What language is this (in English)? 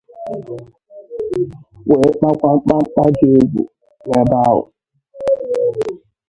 Igbo